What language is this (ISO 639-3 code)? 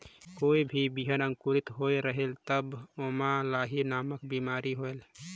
hne